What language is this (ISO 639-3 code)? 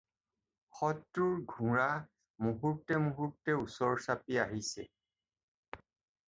asm